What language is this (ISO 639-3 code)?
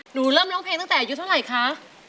tha